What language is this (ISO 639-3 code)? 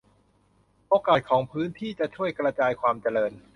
tha